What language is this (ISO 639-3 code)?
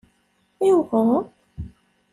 kab